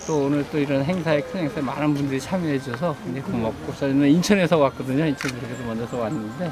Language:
Korean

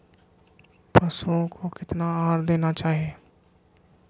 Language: Magahi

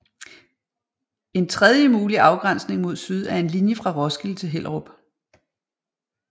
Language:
Danish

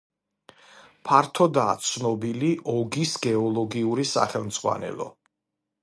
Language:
Georgian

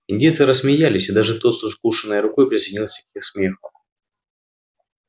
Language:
Russian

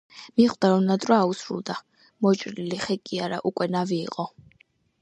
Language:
Georgian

